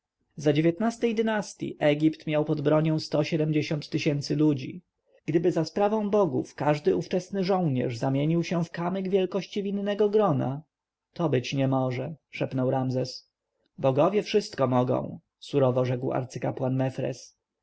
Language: Polish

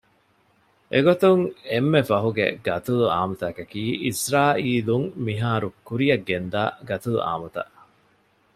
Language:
Divehi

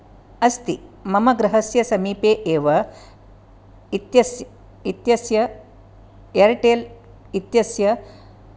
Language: Sanskrit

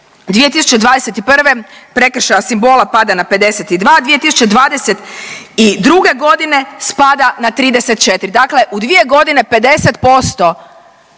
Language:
Croatian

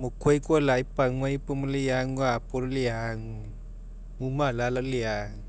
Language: Mekeo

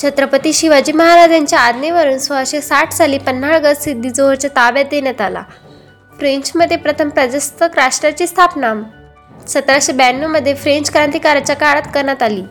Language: Marathi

